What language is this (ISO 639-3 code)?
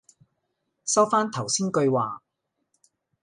yue